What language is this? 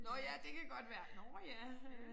Danish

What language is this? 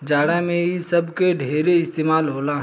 Bhojpuri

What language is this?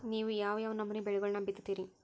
Kannada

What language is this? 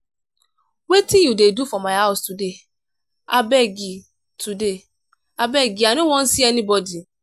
Nigerian Pidgin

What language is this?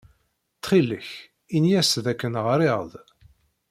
Kabyle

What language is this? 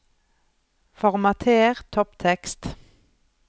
Norwegian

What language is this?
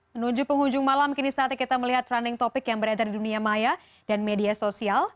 Indonesian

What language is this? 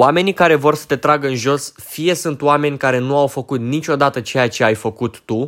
Romanian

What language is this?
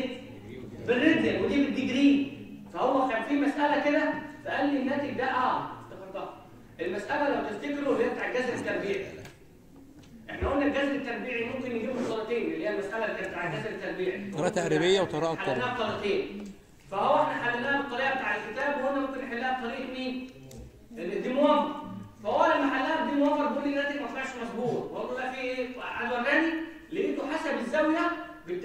Arabic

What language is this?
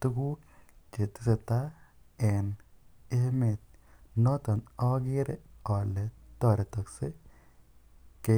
Kalenjin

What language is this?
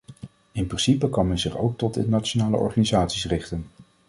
Dutch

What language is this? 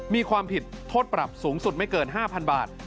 Thai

